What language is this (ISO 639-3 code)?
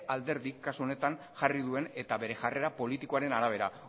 eus